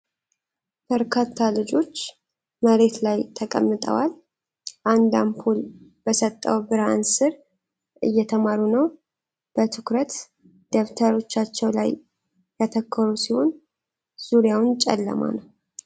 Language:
Amharic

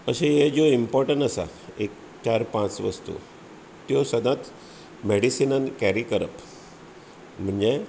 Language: Konkani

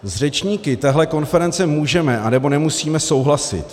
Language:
Czech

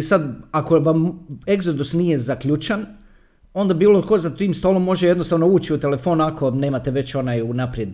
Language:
Croatian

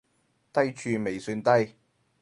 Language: Cantonese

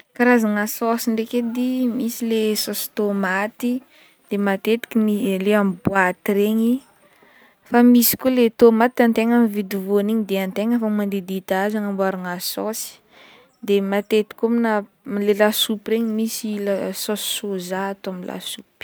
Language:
Northern Betsimisaraka Malagasy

